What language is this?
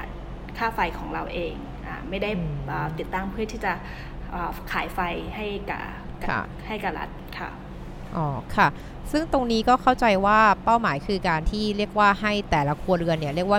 Thai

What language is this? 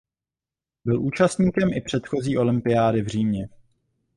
Czech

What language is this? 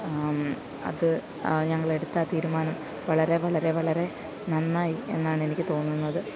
Malayalam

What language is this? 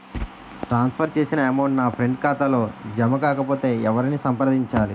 Telugu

